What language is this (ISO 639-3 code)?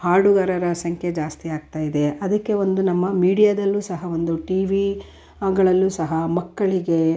kan